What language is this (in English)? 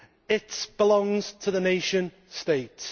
English